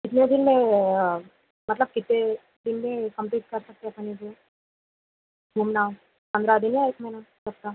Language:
Urdu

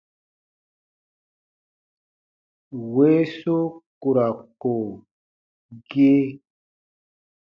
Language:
Baatonum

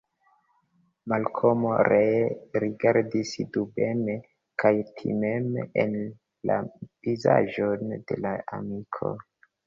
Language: Esperanto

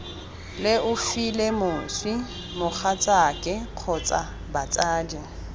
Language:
Tswana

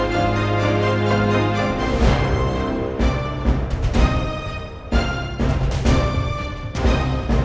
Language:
Indonesian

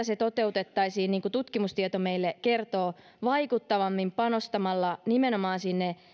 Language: Finnish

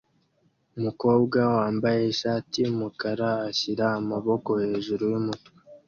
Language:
Kinyarwanda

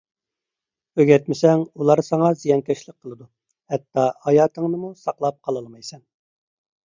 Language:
Uyghur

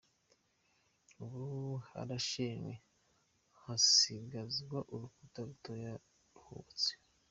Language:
Kinyarwanda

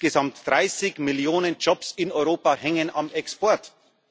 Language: German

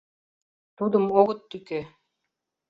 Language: Mari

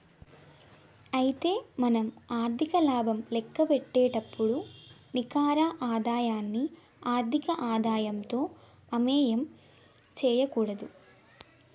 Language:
Telugu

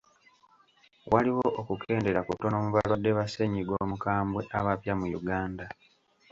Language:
Ganda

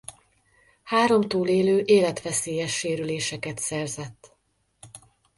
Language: Hungarian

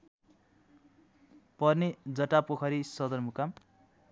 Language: Nepali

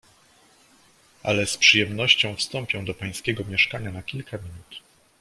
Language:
Polish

